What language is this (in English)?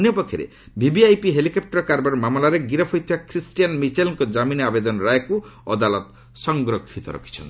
Odia